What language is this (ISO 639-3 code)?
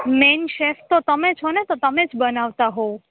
guj